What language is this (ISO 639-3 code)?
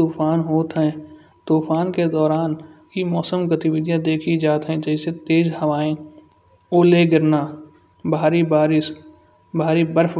bjj